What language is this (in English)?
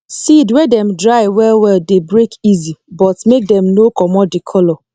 Nigerian Pidgin